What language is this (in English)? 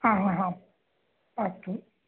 Sanskrit